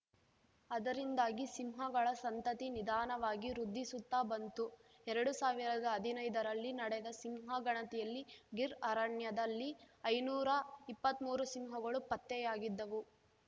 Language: Kannada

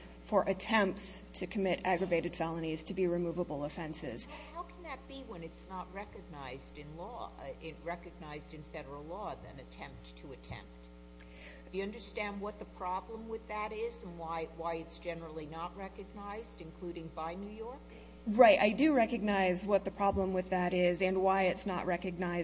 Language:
English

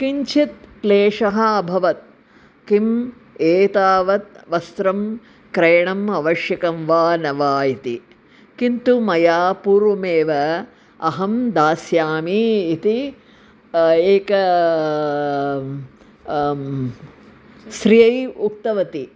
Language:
Sanskrit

